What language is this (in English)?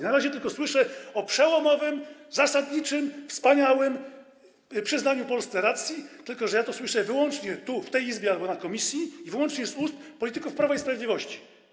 Polish